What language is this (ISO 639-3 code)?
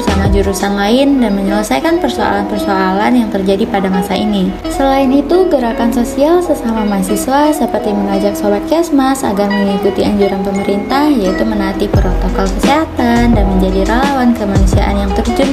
ind